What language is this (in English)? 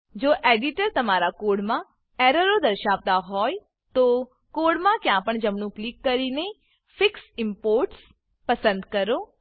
Gujarati